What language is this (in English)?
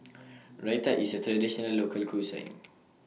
English